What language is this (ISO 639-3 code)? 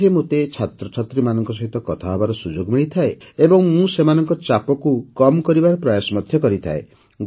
ori